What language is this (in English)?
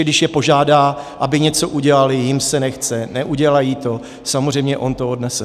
Czech